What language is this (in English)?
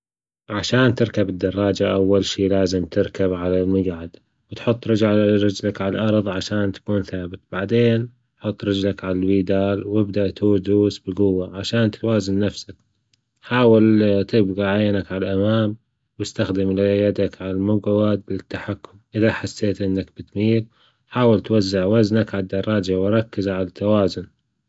Gulf Arabic